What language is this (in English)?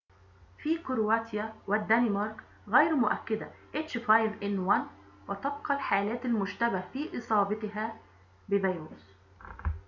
Arabic